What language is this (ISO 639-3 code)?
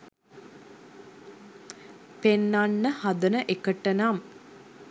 sin